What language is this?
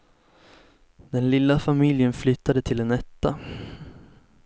Swedish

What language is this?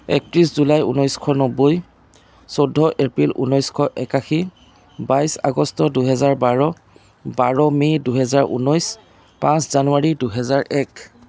Assamese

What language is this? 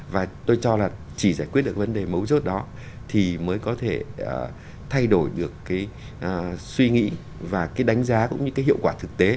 Vietnamese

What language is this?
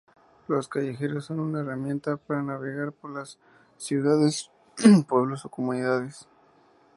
Spanish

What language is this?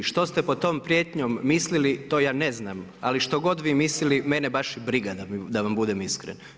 Croatian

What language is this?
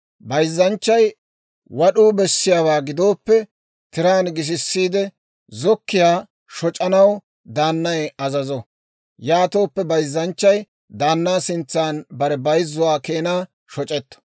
Dawro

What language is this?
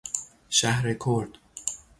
Persian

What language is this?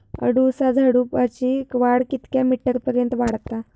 Marathi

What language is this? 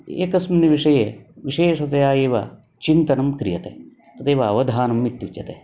Sanskrit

